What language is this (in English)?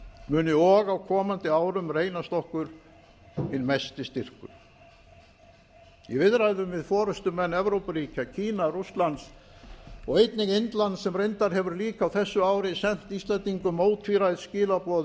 Icelandic